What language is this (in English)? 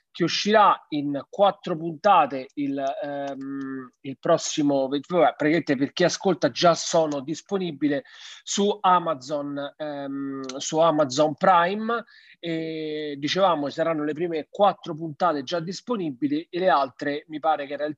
Italian